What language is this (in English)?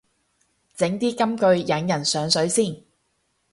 Cantonese